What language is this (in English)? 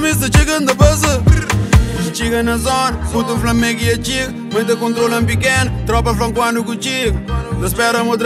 Romanian